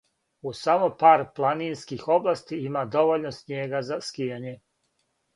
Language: Serbian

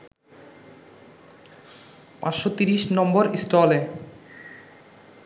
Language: Bangla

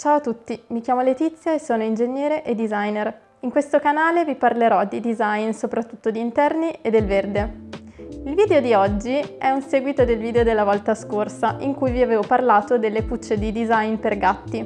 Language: Italian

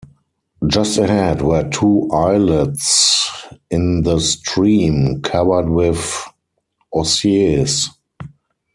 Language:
English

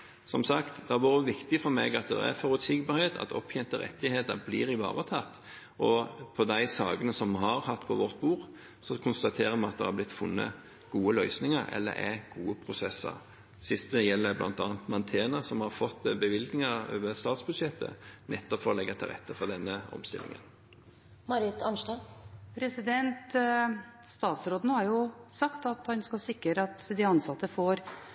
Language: Norwegian Bokmål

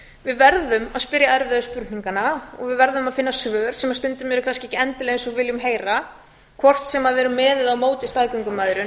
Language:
Icelandic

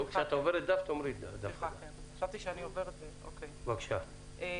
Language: Hebrew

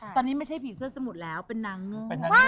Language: Thai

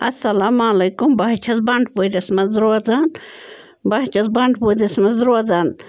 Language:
Kashmiri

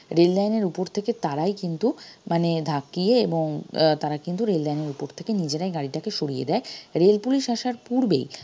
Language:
Bangla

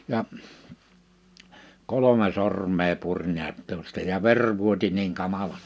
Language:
Finnish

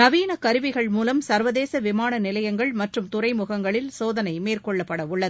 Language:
Tamil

